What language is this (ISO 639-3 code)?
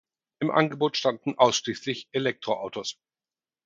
deu